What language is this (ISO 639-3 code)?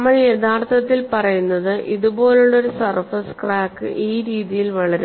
mal